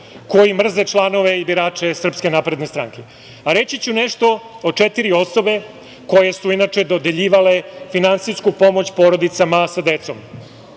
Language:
Serbian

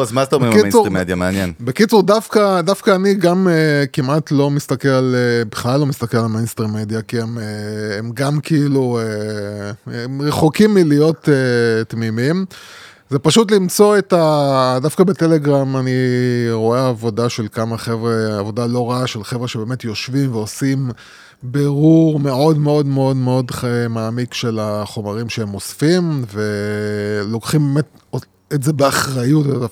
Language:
Hebrew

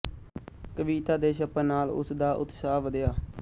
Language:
Punjabi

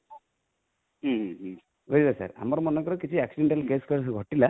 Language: Odia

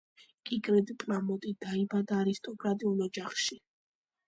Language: Georgian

